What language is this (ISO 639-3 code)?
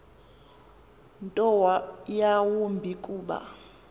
xho